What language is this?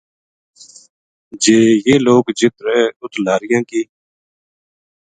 Gujari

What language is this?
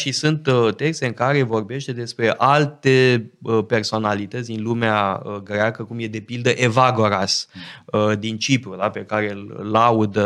Romanian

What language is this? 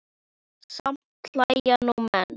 Icelandic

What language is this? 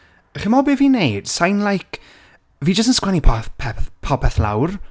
Welsh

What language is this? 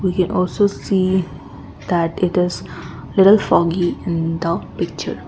English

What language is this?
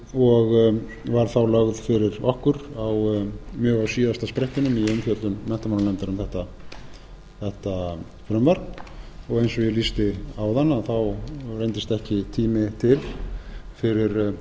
Icelandic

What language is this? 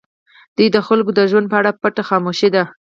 Pashto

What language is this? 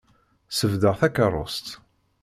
Kabyle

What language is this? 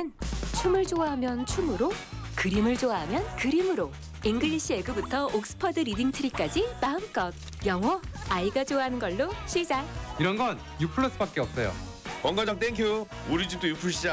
Korean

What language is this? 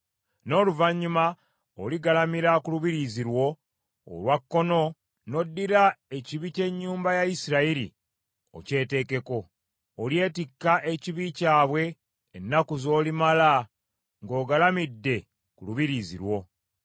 Ganda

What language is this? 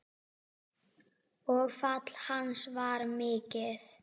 Icelandic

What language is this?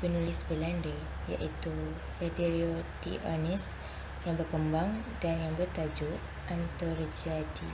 Malay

